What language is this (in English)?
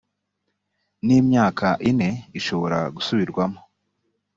Kinyarwanda